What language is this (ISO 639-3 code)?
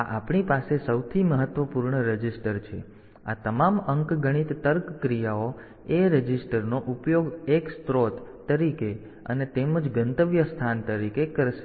guj